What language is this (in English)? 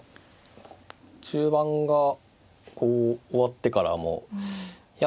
Japanese